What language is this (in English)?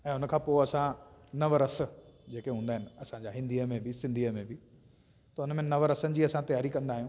Sindhi